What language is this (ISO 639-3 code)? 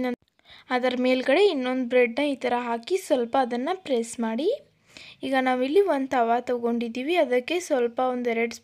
ron